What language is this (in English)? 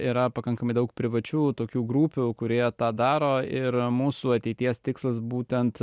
Lithuanian